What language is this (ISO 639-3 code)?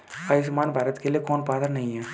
hin